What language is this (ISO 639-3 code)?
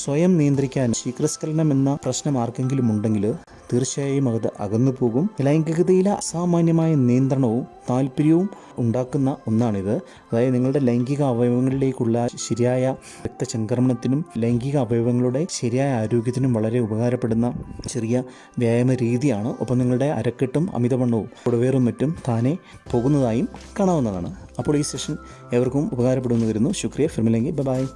mal